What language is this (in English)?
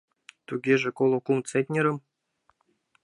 Mari